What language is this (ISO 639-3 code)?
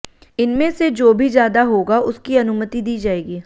hin